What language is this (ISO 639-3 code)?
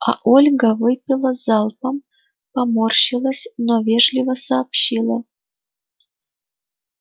rus